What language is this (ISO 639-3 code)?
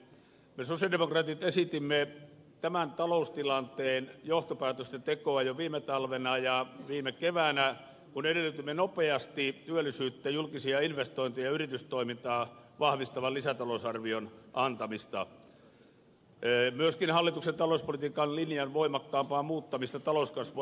fin